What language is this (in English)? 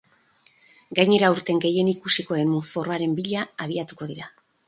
Basque